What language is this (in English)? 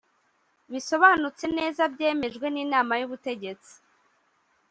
Kinyarwanda